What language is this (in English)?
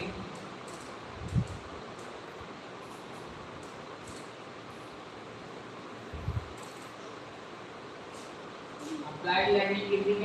Hindi